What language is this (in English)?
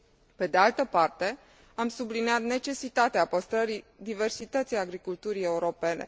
Romanian